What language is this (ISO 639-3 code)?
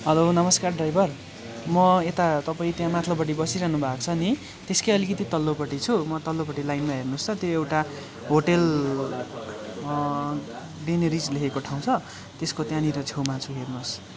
nep